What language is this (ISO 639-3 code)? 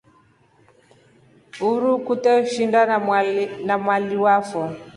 rof